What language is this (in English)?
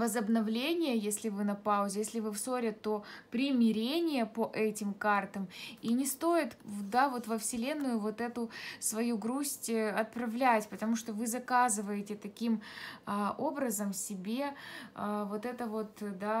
Russian